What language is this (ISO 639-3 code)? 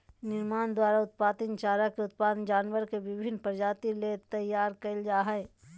mag